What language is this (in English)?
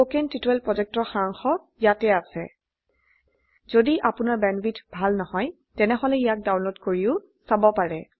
Assamese